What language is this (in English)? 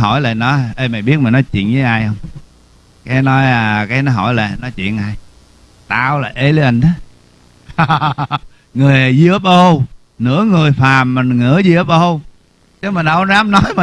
Vietnamese